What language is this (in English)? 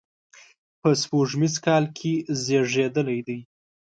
Pashto